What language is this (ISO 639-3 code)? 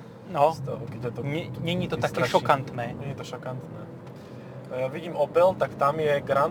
slk